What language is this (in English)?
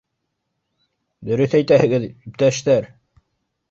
Bashkir